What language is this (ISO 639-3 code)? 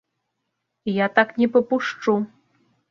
bel